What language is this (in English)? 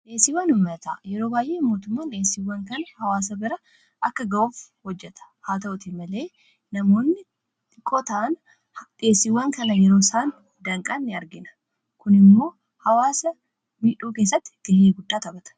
Oromo